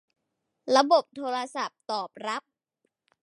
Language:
Thai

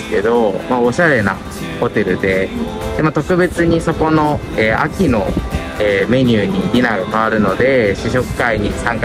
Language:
Japanese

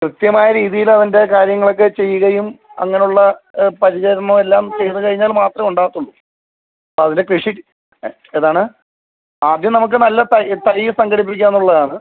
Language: Malayalam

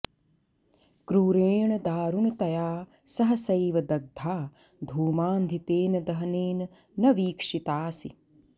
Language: Sanskrit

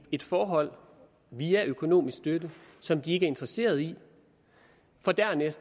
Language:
Danish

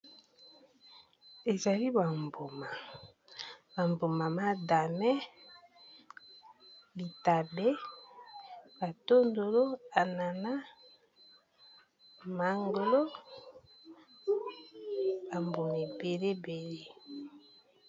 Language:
Lingala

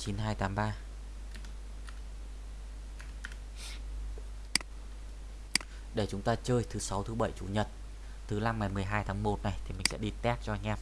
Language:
Vietnamese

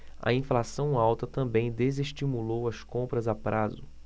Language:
Portuguese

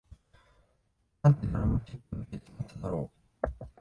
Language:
Japanese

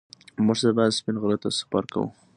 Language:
Pashto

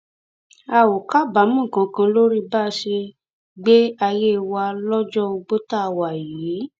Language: Yoruba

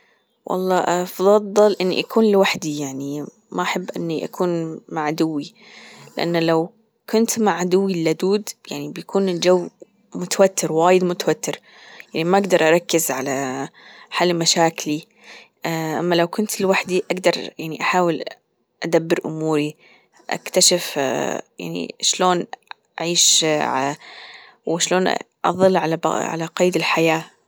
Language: Gulf Arabic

